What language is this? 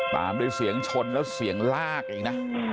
Thai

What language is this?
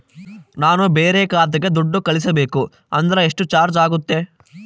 Kannada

